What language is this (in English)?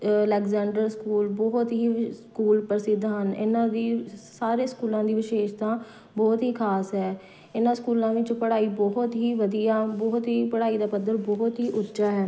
Punjabi